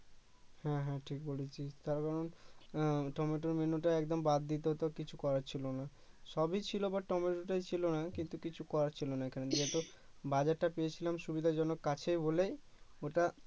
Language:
Bangla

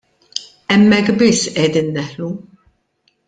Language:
Maltese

